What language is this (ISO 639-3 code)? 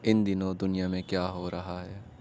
urd